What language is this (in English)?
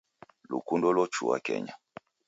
Taita